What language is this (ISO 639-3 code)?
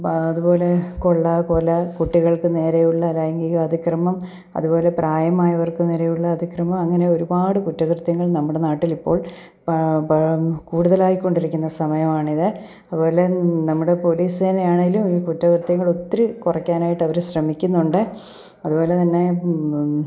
mal